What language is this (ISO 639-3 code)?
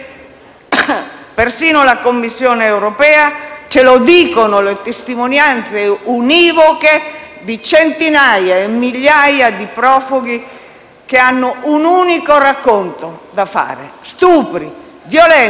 ita